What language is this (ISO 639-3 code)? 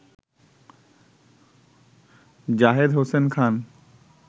ben